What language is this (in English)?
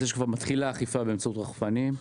Hebrew